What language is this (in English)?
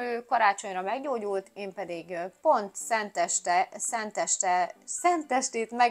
Hungarian